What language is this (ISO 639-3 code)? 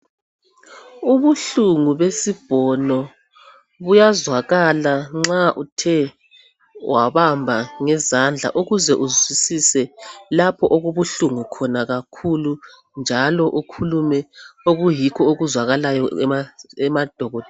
nde